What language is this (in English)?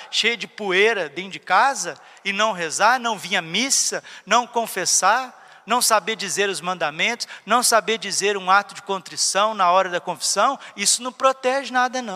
Portuguese